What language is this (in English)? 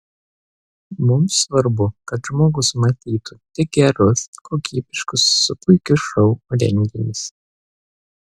Lithuanian